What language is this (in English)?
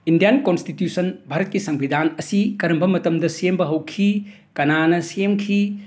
Manipuri